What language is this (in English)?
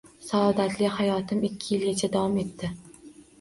Uzbek